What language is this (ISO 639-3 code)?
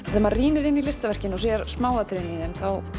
isl